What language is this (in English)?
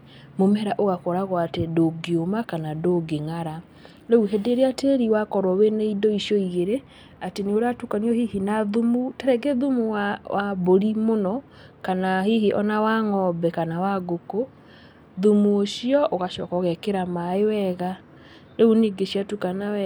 Kikuyu